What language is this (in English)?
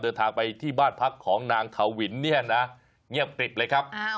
Thai